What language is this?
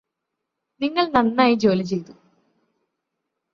Malayalam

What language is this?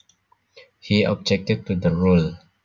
Javanese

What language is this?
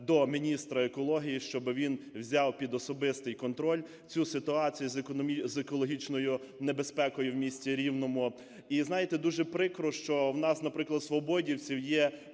Ukrainian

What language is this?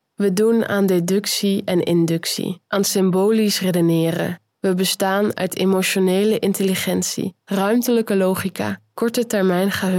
Dutch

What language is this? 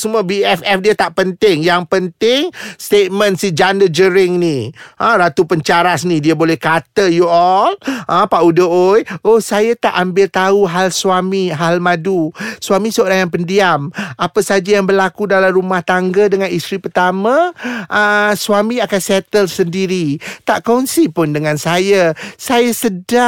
Malay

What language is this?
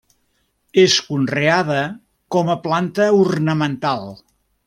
Catalan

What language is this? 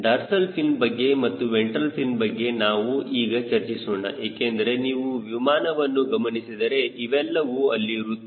Kannada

